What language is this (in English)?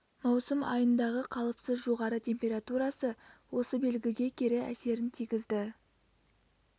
Kazakh